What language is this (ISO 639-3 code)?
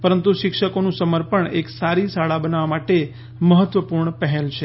guj